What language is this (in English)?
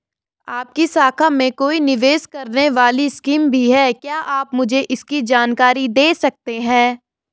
Hindi